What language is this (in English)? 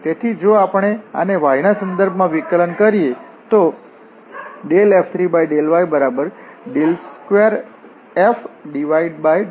Gujarati